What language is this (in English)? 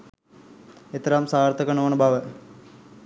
Sinhala